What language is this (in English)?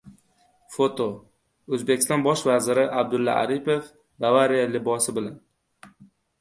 Uzbek